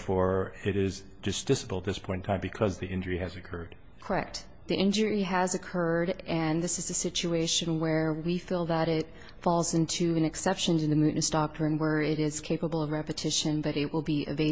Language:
English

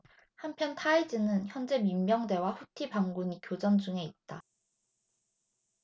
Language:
Korean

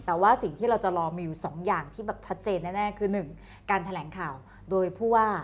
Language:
Thai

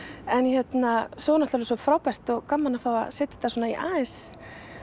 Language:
Icelandic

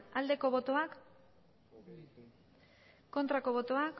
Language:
Basque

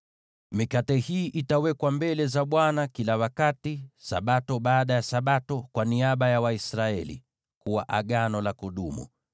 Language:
Swahili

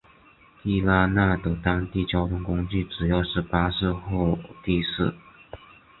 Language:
Chinese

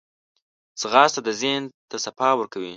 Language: Pashto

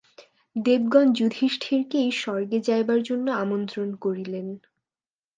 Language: Bangla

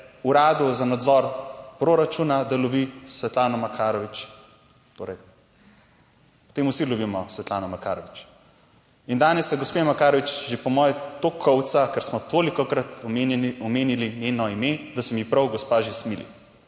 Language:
Slovenian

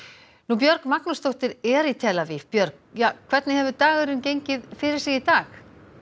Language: Icelandic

